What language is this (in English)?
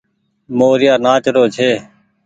Goaria